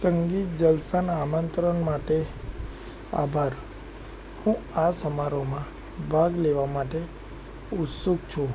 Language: Gujarati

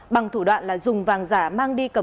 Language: Vietnamese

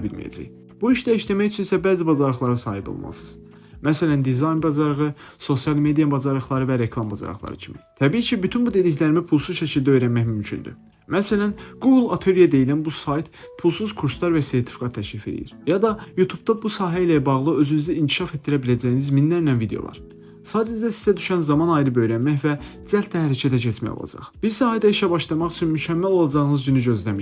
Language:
Turkish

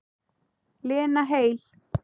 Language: Icelandic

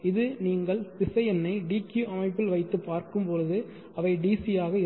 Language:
Tamil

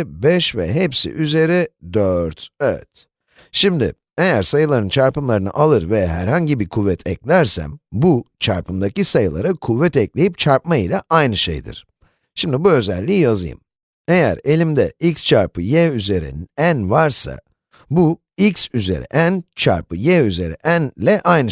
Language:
Turkish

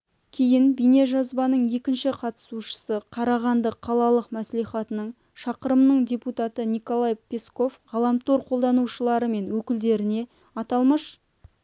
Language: Kazakh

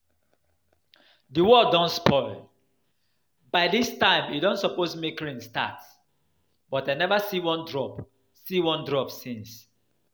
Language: Nigerian Pidgin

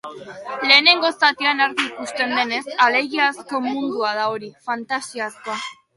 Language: Basque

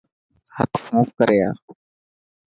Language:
Dhatki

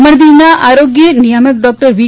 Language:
Gujarati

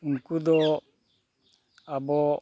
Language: Santali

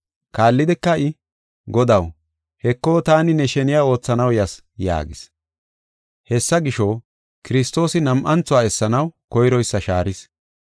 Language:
Gofa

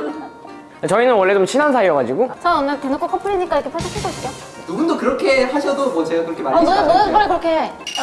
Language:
Korean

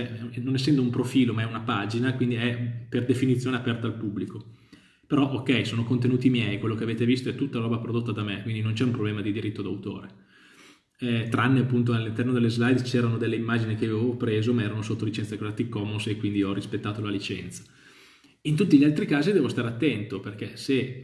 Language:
Italian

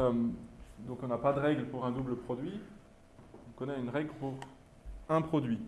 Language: French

